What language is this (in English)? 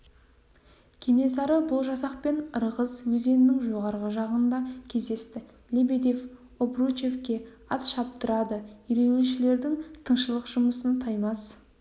Kazakh